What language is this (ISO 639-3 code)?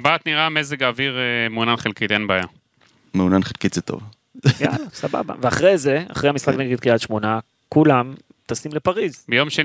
heb